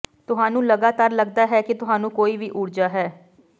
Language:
Punjabi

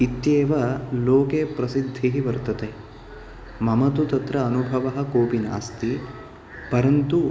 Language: Sanskrit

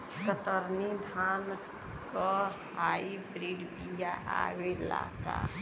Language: Bhojpuri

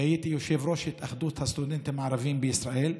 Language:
Hebrew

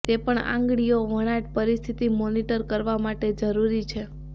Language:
Gujarati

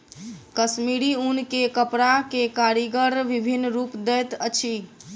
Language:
Maithili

